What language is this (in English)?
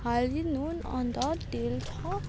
Nepali